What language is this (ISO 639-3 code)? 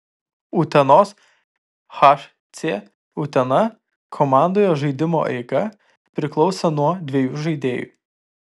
lit